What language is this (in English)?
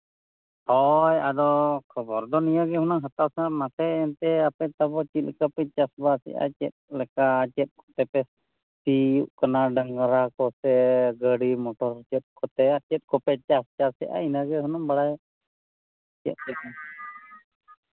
Santali